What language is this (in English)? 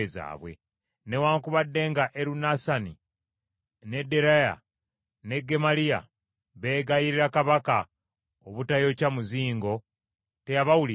Ganda